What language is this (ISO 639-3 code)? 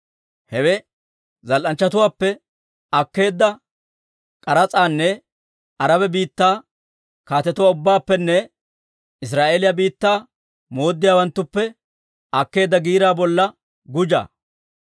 dwr